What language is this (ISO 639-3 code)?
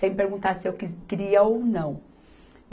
por